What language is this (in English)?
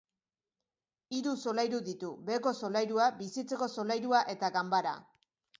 Basque